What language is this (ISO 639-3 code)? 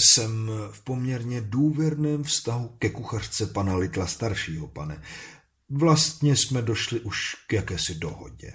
ces